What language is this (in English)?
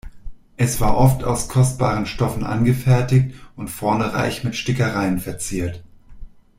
German